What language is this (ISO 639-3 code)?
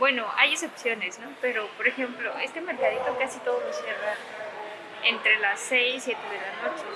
spa